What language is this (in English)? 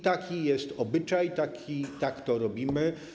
Polish